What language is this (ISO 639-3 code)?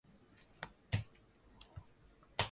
swa